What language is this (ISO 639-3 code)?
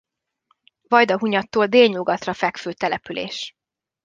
hun